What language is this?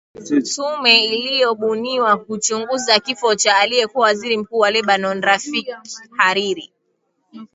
Swahili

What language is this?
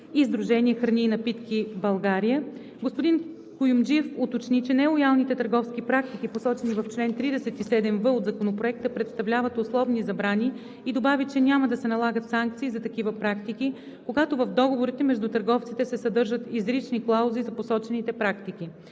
Bulgarian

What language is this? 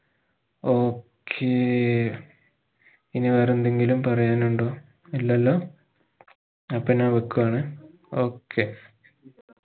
Malayalam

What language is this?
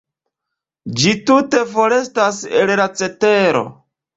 Esperanto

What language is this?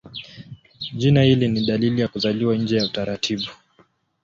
Swahili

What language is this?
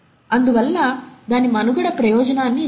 Telugu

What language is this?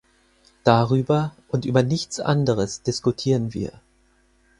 German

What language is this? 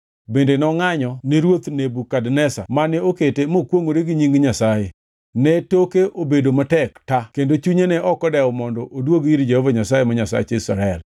Luo (Kenya and Tanzania)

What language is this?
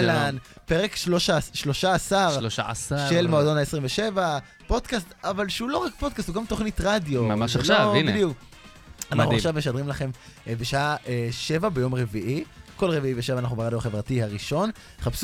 Hebrew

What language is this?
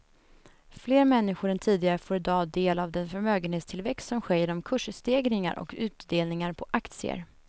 Swedish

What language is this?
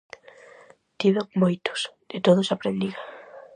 Galician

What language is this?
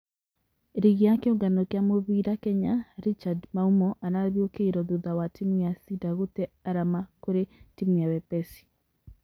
Kikuyu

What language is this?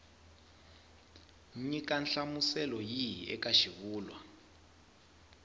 Tsonga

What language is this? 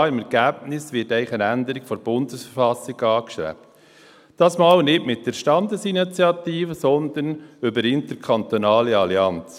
Swiss German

